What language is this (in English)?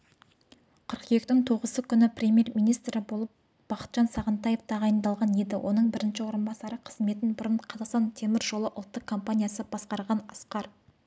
Kazakh